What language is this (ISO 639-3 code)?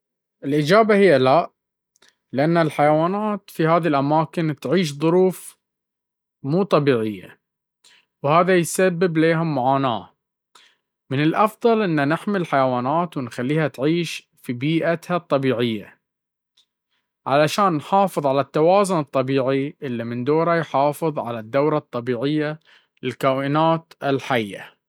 abv